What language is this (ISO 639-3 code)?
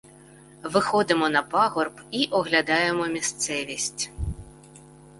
ukr